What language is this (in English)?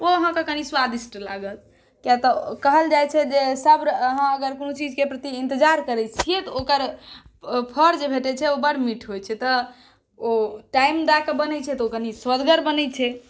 Maithili